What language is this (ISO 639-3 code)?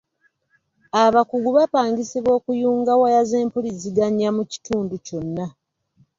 lug